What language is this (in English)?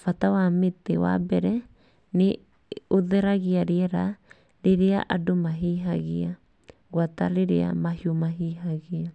Kikuyu